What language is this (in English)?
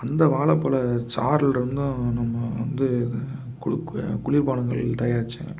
Tamil